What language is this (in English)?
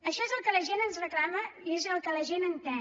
Catalan